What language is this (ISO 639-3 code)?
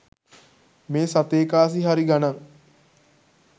sin